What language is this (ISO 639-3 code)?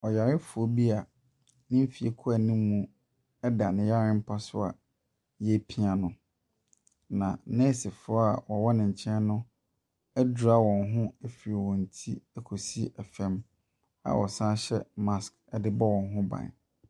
aka